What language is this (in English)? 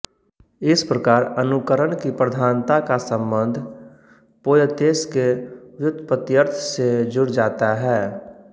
Hindi